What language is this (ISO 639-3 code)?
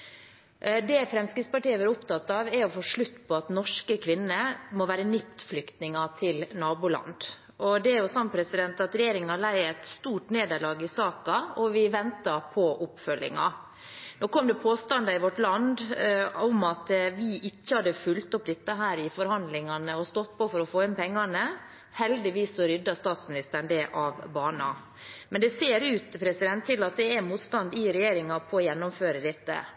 nob